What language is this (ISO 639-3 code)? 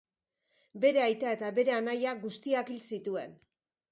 eus